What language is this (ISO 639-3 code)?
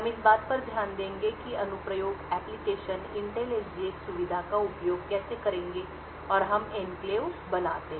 hin